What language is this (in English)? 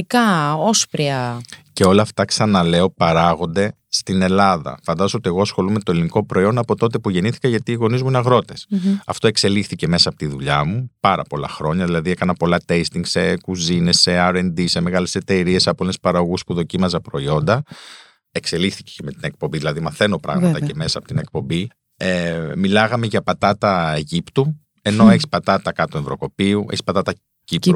Greek